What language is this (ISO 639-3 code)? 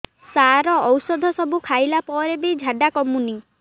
ori